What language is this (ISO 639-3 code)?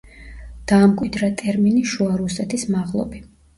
kat